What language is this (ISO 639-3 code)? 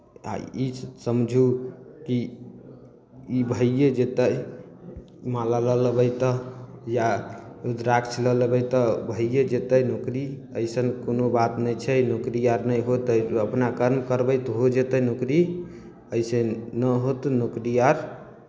mai